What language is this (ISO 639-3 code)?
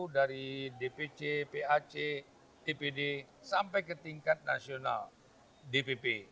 ind